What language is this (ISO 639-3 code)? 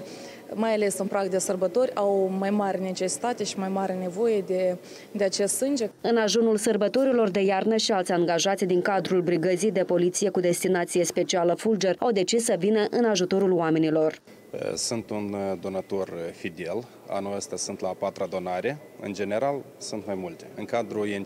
ron